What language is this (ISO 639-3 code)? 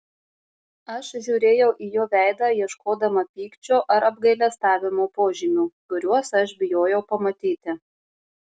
lit